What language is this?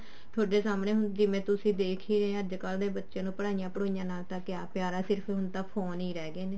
Punjabi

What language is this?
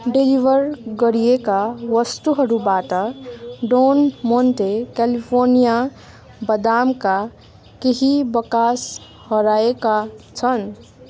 Nepali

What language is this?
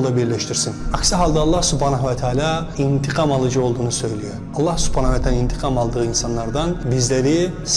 Turkish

